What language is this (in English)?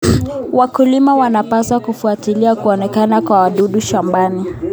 Kalenjin